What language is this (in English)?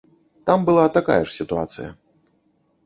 Belarusian